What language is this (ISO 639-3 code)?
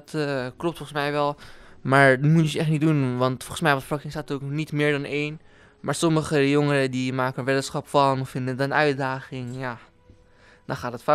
nld